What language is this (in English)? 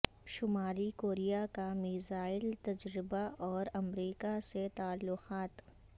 Urdu